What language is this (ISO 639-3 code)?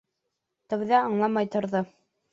bak